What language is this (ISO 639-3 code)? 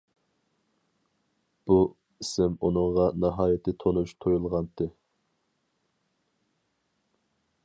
uig